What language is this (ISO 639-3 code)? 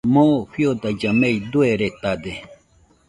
hux